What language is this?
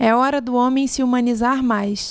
Portuguese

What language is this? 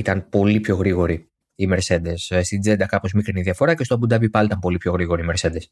Greek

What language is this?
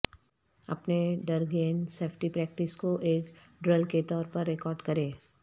Urdu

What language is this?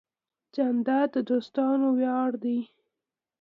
Pashto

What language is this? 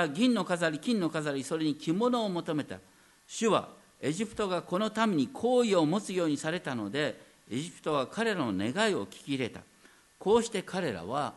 Japanese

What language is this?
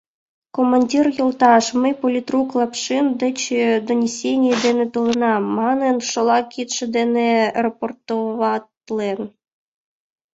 Mari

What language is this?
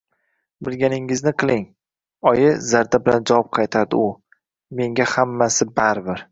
Uzbek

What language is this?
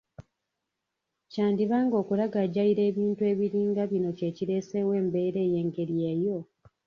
Ganda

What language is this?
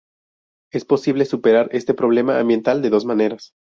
Spanish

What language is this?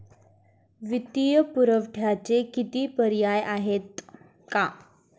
Marathi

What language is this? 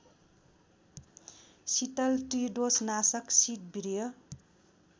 Nepali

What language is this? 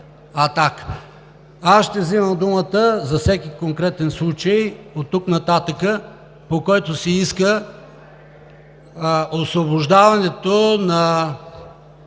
Bulgarian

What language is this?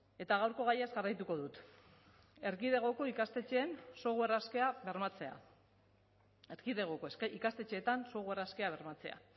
Basque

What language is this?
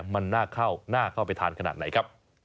Thai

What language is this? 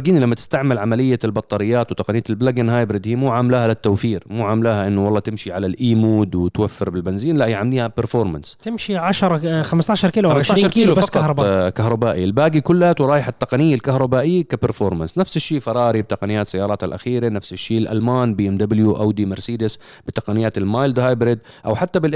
Arabic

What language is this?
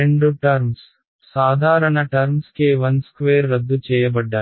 Telugu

